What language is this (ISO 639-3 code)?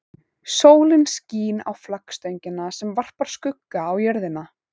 isl